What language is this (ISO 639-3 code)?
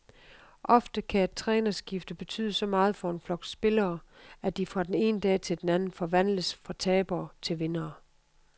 dan